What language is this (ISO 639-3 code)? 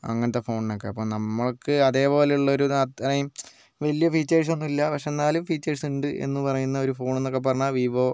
mal